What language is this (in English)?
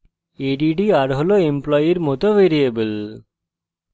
Bangla